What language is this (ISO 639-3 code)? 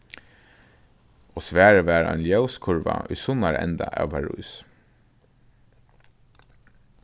fao